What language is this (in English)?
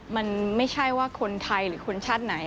Thai